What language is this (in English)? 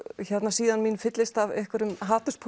Icelandic